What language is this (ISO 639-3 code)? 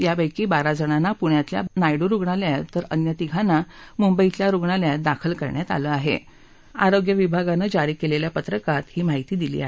mar